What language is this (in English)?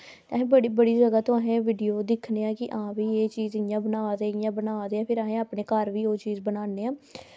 Dogri